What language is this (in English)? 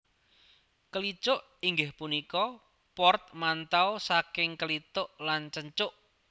Javanese